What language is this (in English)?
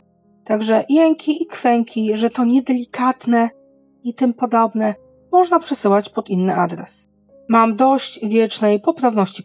Polish